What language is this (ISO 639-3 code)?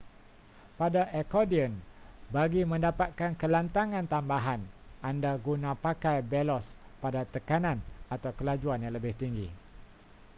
msa